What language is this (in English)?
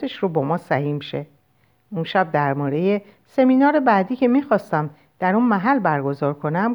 Persian